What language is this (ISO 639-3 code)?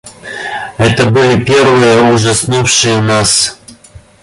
rus